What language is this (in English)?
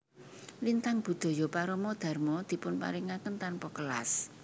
Javanese